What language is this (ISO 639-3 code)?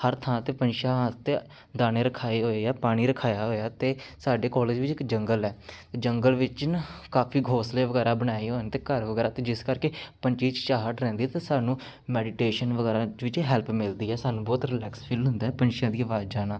pan